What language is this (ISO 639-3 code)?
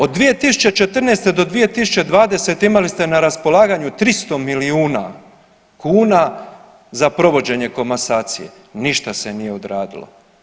hrv